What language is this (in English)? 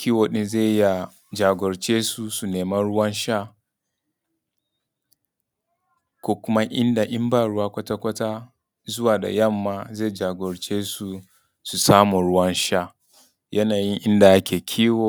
Hausa